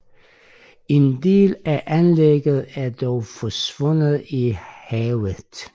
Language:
Danish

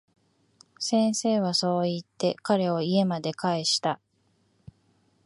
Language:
Japanese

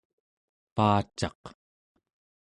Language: Central Yupik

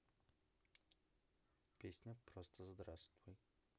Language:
Russian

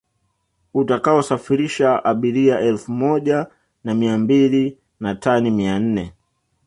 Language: Swahili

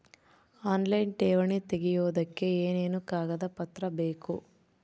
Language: Kannada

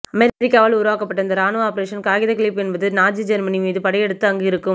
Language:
Tamil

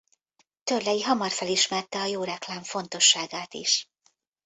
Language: Hungarian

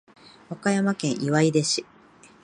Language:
Japanese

